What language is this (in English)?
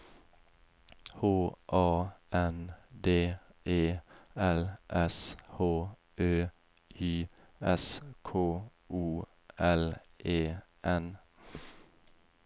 Norwegian